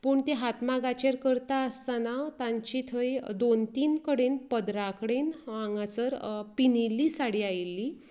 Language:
Konkani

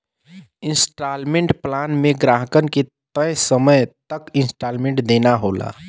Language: Bhojpuri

